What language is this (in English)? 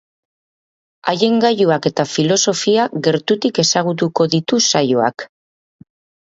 Basque